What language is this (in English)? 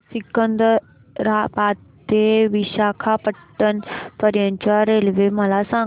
Marathi